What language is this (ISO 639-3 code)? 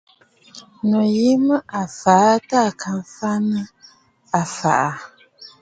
bfd